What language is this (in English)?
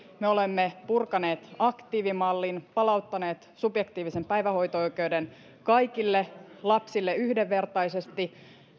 Finnish